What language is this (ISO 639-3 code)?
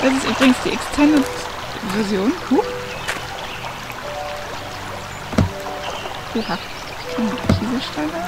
deu